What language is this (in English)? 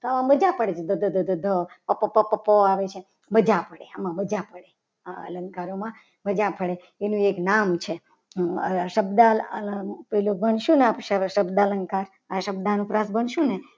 Gujarati